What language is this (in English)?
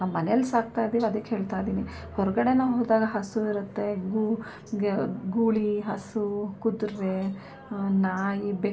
Kannada